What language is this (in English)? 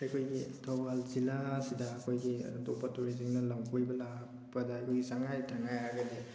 Manipuri